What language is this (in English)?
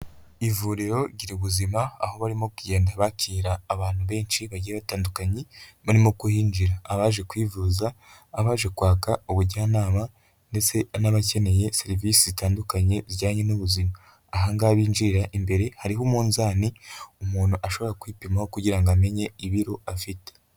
Kinyarwanda